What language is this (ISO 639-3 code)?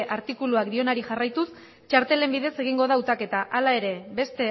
eus